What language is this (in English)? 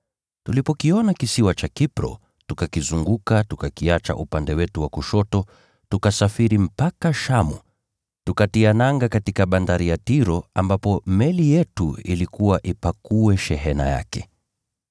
Swahili